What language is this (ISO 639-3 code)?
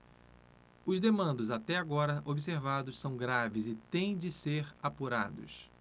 por